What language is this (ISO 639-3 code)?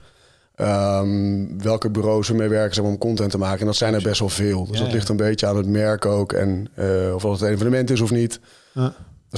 nld